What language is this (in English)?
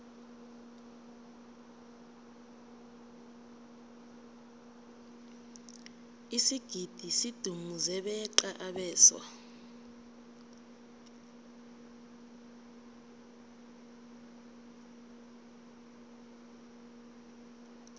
South Ndebele